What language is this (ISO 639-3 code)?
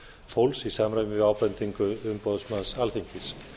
isl